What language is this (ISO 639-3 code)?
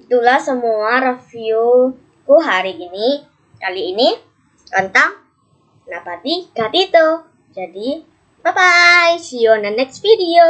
ind